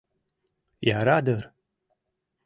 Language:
Mari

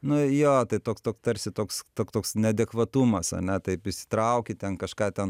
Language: Lithuanian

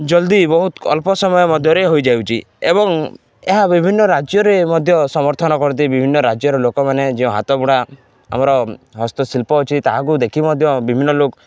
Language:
Odia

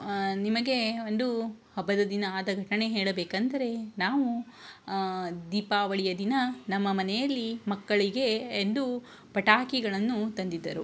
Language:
Kannada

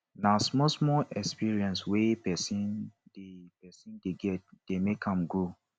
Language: Nigerian Pidgin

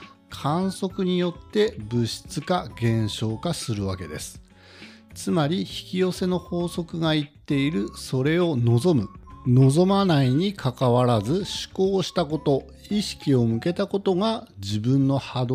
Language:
Japanese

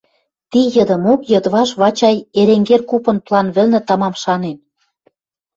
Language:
Western Mari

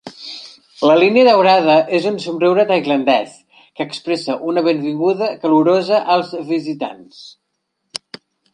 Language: Catalan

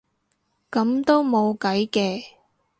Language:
Cantonese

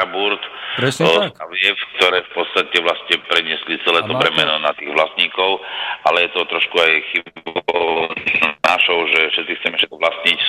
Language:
Slovak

